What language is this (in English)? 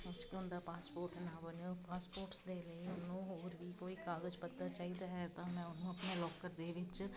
Punjabi